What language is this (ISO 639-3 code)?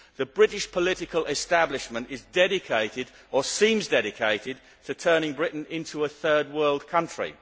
eng